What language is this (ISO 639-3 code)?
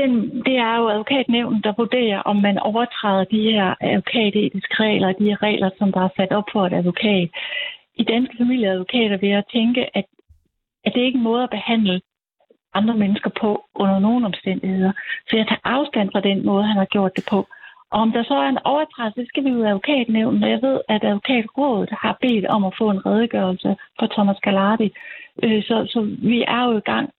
dan